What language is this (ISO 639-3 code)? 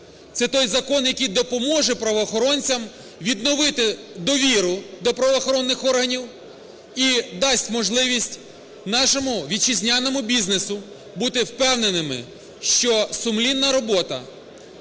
ukr